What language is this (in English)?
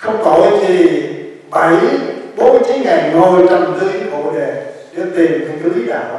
Vietnamese